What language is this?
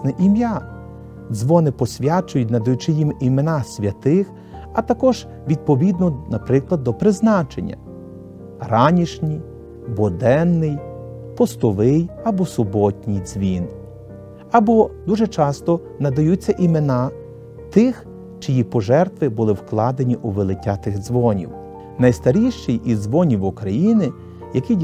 Ukrainian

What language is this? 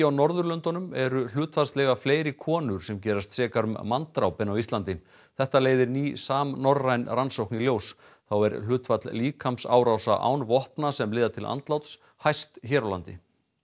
Icelandic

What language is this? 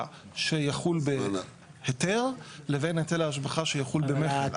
Hebrew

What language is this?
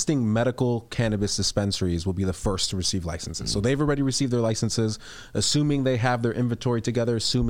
English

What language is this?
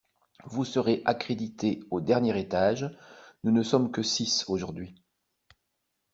French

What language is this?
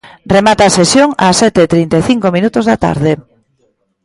Galician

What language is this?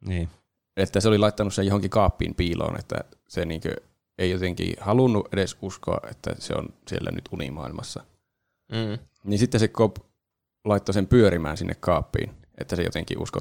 Finnish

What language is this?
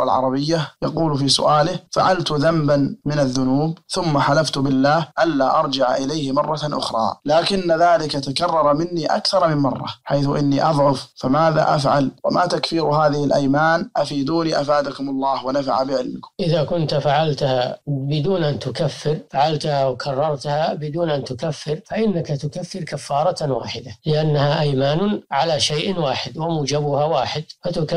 Arabic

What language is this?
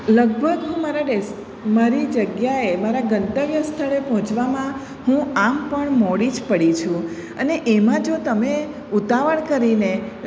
Gujarati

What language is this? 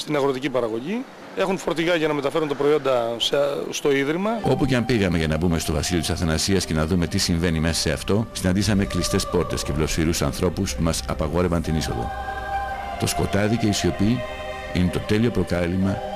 Greek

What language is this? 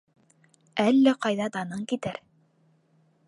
Bashkir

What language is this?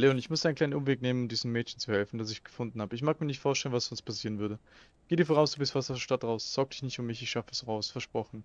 German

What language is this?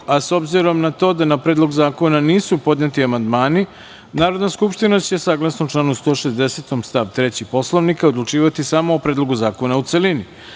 Serbian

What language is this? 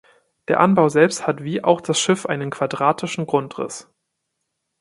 German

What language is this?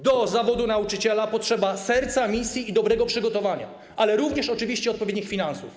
Polish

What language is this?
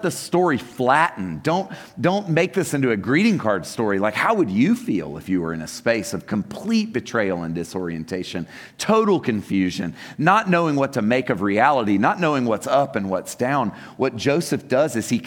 English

